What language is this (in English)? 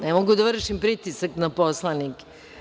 Serbian